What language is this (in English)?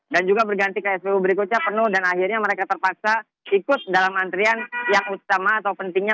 Indonesian